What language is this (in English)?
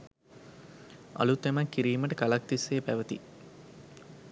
Sinhala